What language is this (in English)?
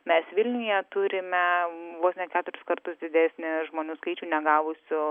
Lithuanian